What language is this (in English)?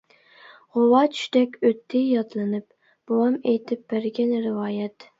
Uyghur